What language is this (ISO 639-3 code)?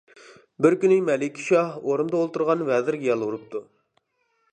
uig